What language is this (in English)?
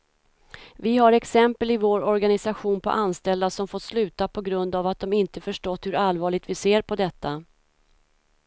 Swedish